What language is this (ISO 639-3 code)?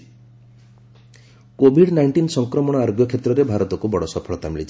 ori